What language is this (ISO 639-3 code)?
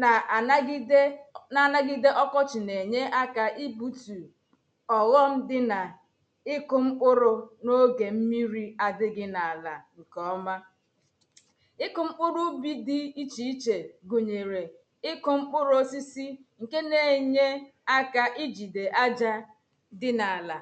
ibo